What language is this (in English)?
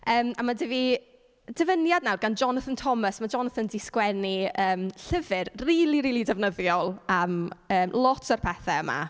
Welsh